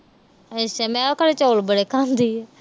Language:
Punjabi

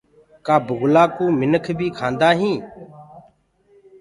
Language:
Gurgula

